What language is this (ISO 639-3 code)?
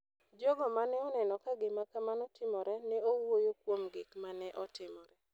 luo